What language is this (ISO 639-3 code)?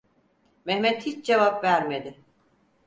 tur